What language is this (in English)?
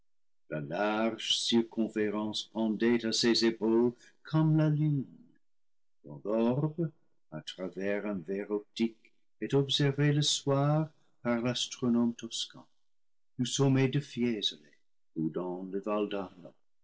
French